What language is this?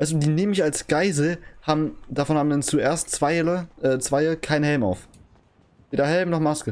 German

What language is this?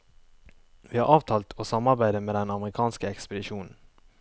Norwegian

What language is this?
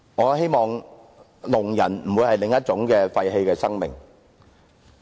Cantonese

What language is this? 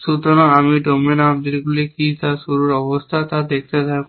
Bangla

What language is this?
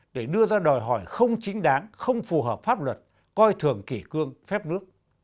Vietnamese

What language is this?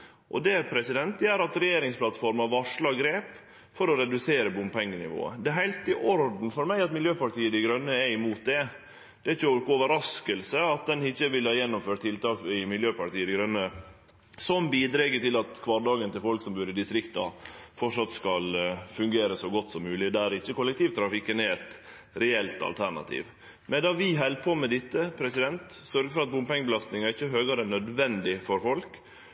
Norwegian Nynorsk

